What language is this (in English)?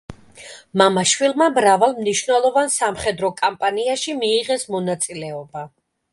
Georgian